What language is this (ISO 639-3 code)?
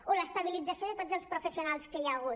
cat